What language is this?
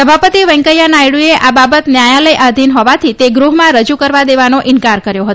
Gujarati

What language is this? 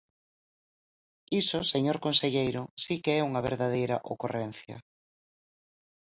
Galician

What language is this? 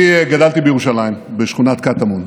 Hebrew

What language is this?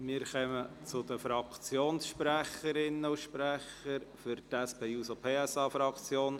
Swiss German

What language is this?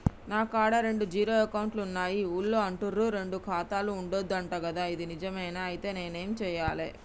Telugu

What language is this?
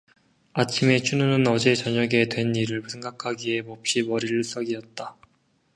Korean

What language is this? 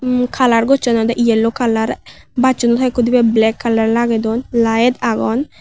Chakma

